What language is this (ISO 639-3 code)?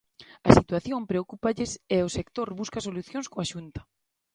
glg